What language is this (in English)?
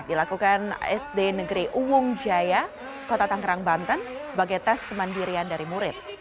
Indonesian